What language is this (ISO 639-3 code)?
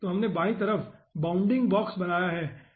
hin